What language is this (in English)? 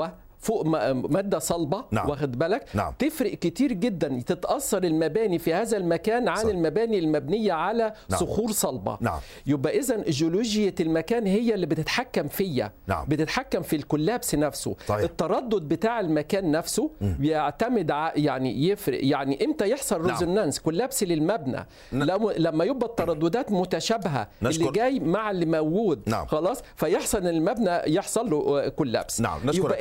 Arabic